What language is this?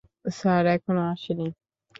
Bangla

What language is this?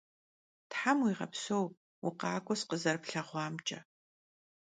Kabardian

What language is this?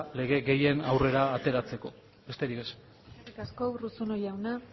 Basque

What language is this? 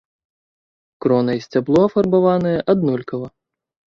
Belarusian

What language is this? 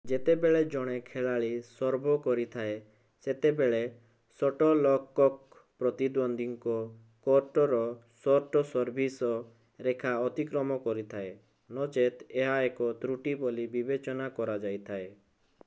Odia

